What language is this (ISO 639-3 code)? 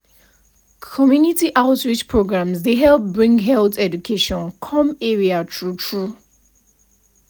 pcm